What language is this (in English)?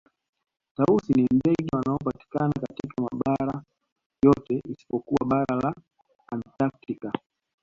Swahili